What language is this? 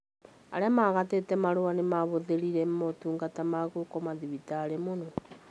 Kikuyu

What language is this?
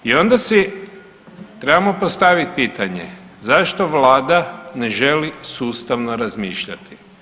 Croatian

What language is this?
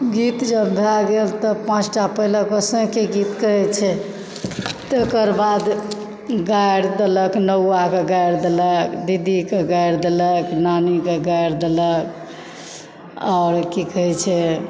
Maithili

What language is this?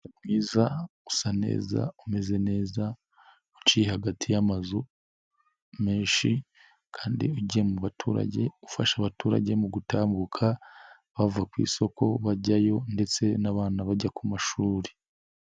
Kinyarwanda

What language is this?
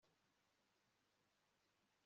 Kinyarwanda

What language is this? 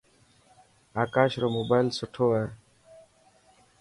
Dhatki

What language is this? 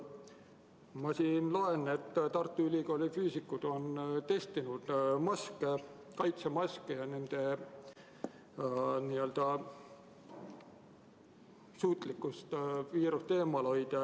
Estonian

